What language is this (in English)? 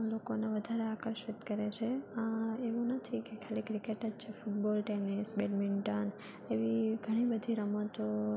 Gujarati